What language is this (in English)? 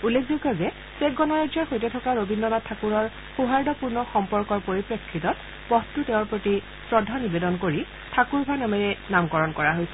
Assamese